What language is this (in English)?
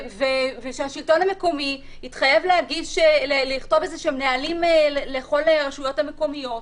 Hebrew